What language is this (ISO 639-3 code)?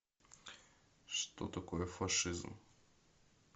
rus